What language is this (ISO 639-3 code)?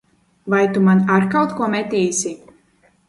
lav